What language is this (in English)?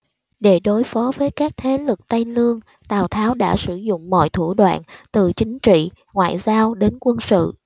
Vietnamese